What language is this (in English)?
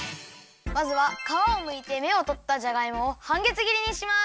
Japanese